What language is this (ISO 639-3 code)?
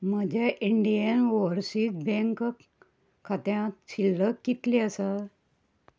kok